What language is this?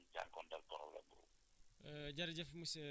Wolof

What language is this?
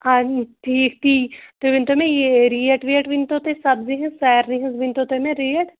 Kashmiri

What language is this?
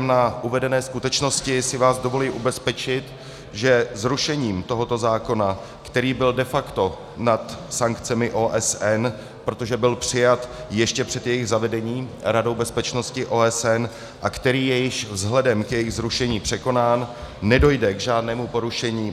Czech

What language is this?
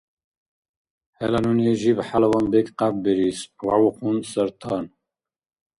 Dargwa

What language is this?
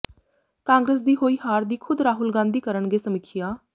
Punjabi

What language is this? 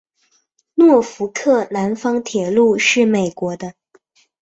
Chinese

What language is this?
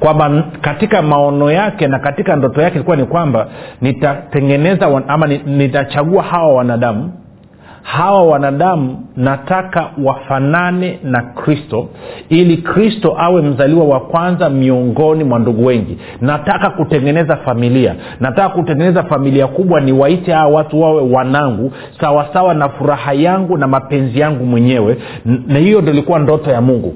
Swahili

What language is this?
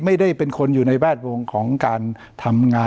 Thai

